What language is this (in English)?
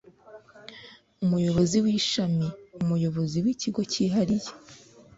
Kinyarwanda